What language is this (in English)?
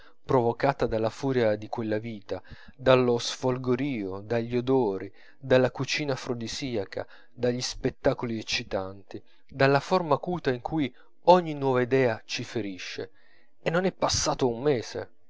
Italian